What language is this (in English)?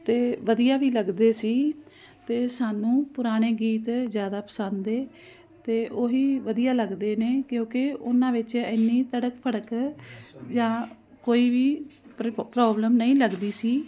Punjabi